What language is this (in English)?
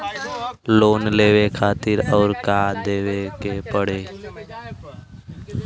Bhojpuri